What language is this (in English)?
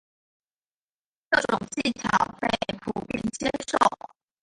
Chinese